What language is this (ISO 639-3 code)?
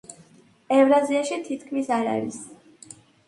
kat